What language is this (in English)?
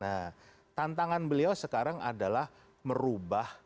Indonesian